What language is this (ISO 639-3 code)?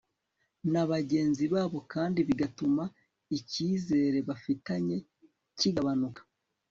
kin